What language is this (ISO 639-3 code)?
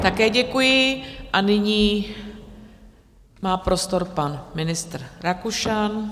ces